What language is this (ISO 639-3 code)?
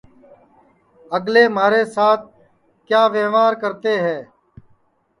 ssi